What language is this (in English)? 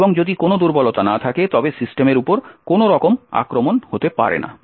Bangla